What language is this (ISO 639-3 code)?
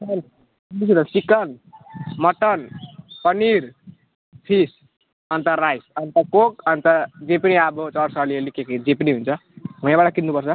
nep